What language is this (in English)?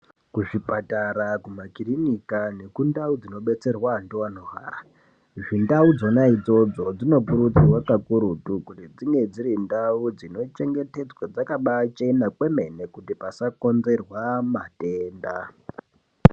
Ndau